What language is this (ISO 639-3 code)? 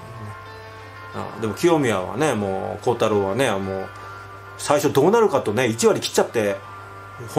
jpn